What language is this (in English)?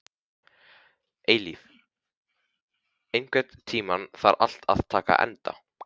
Icelandic